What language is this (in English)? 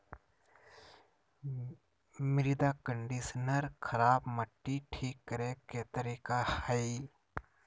Magahi